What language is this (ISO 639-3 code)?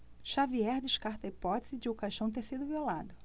por